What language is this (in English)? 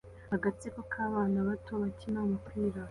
Kinyarwanda